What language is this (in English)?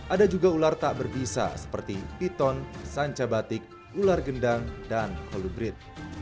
Indonesian